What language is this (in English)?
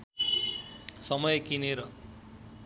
Nepali